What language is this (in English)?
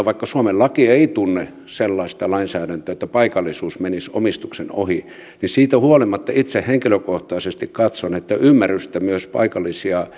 Finnish